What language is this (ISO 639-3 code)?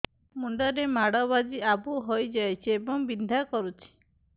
ori